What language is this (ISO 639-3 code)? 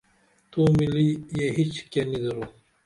dml